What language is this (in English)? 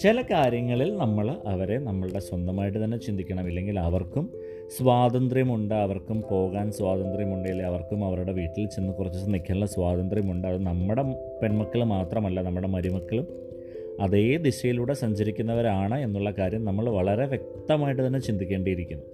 Malayalam